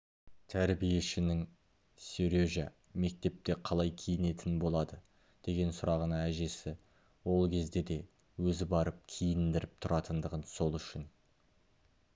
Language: Kazakh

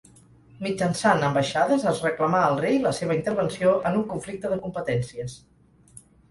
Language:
Catalan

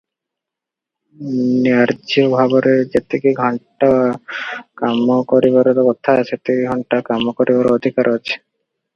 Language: Odia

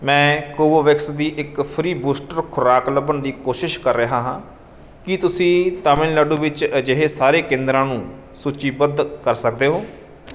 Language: Punjabi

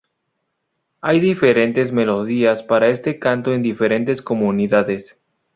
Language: Spanish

